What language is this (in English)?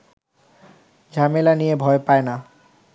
Bangla